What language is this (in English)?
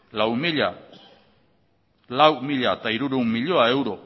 Basque